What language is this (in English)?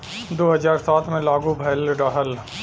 Bhojpuri